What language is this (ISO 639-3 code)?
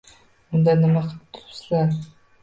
uzb